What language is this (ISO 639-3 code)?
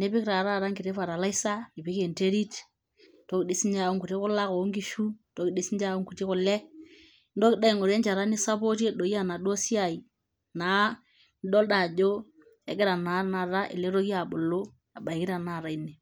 mas